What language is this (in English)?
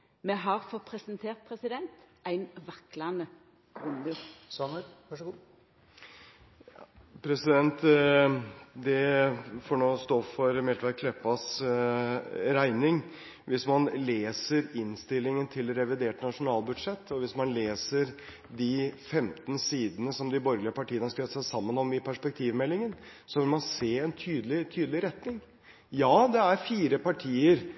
Norwegian